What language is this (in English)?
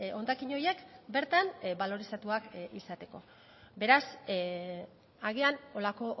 Basque